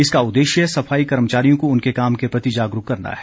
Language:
Hindi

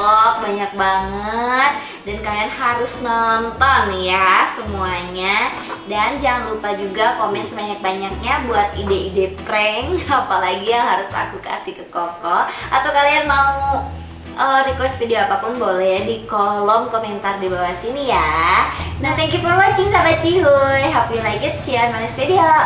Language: Indonesian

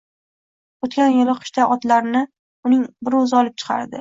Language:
Uzbek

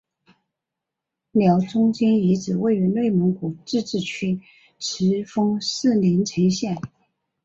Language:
Chinese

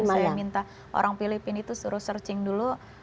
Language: Indonesian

